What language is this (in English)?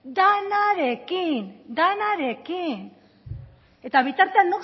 Basque